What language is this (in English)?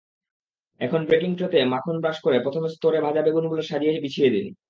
Bangla